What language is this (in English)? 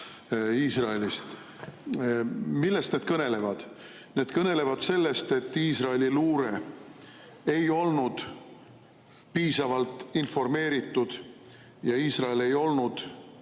Estonian